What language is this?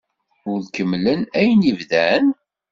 Kabyle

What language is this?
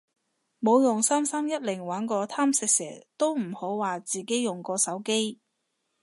Cantonese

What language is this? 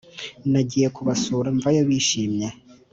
Kinyarwanda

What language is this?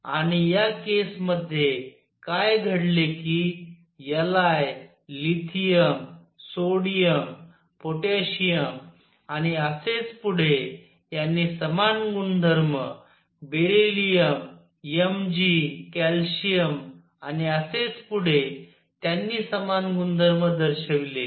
Marathi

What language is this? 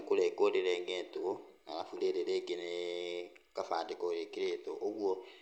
Kikuyu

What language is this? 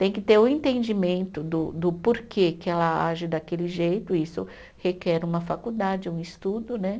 Portuguese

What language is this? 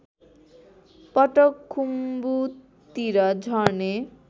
Nepali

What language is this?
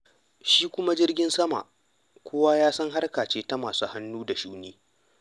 Hausa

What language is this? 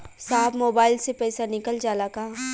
Bhojpuri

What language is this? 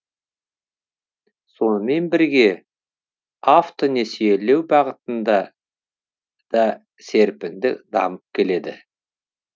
Kazakh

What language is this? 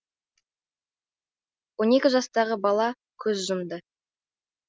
Kazakh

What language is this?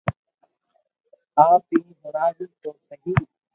Loarki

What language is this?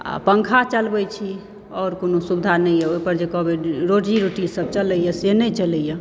Maithili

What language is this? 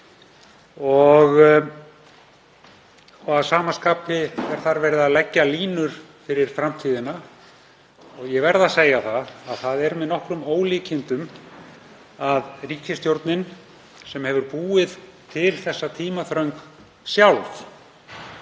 Icelandic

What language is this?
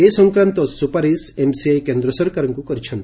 Odia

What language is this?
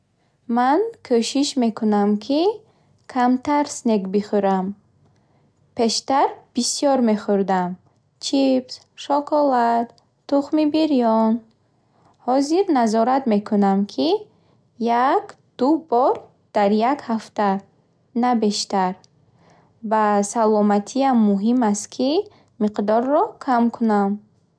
Bukharic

